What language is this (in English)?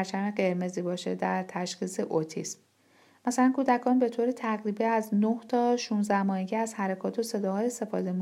Persian